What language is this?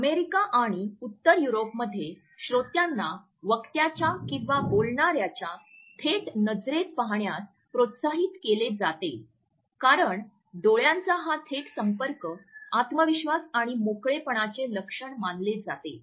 Marathi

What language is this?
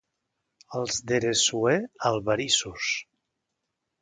Catalan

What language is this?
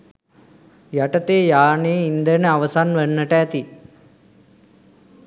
Sinhala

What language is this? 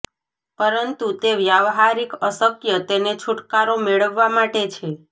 Gujarati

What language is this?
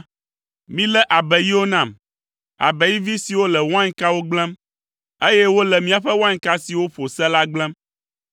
Ewe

